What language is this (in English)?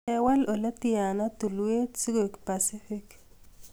Kalenjin